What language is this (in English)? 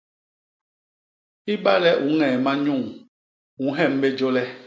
Basaa